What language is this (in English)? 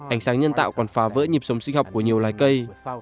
Vietnamese